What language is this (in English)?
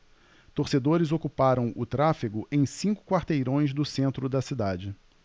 Portuguese